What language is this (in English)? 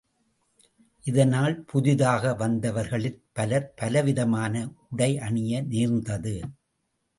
Tamil